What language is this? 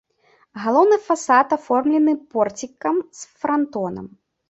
Belarusian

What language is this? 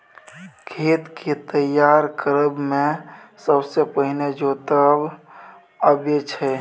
Maithili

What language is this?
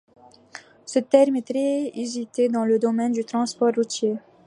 French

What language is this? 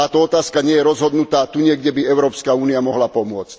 Slovak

